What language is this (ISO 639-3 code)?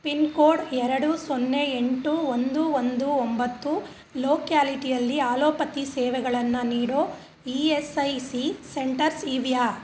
kan